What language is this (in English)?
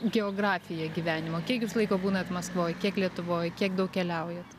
Lithuanian